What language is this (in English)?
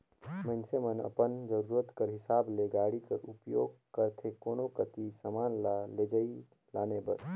Chhattisgarhi